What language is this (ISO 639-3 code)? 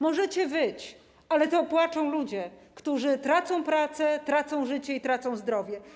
pol